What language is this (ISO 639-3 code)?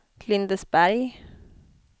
swe